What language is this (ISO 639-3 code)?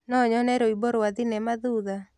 kik